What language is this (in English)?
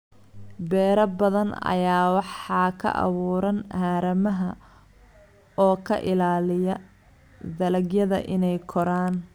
Somali